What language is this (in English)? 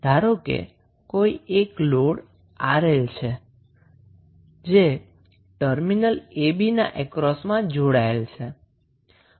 Gujarati